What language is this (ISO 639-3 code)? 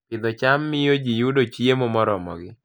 luo